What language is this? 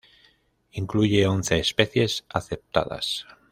Spanish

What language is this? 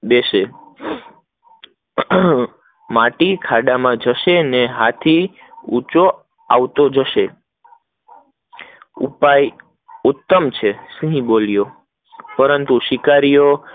Gujarati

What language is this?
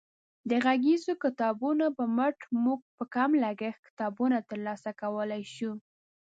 Pashto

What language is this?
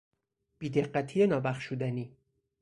Persian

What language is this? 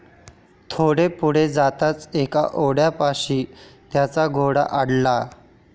Marathi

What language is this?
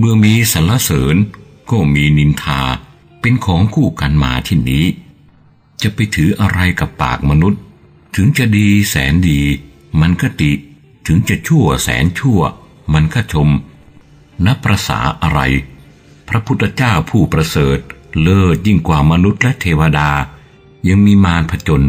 Thai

